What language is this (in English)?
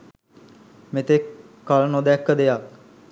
Sinhala